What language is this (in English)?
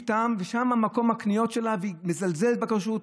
Hebrew